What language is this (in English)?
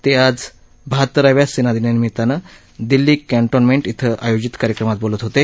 Marathi